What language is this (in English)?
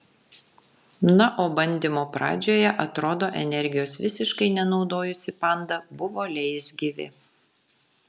Lithuanian